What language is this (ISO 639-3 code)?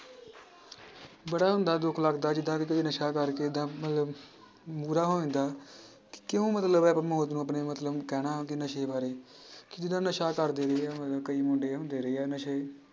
pan